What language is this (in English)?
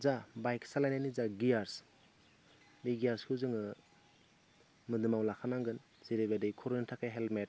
Bodo